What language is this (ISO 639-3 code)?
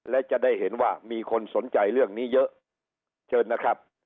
tha